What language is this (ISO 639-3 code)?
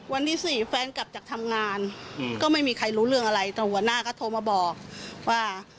tha